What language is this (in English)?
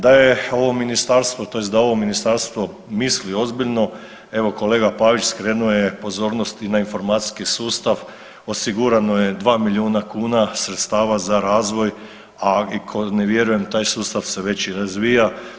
Croatian